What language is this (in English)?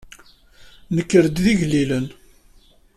Kabyle